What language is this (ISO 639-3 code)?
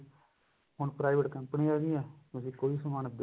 pan